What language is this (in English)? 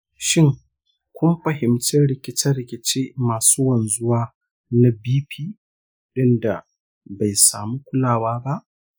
Hausa